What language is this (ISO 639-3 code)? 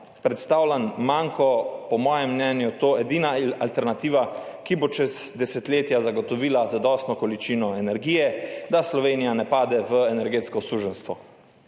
slv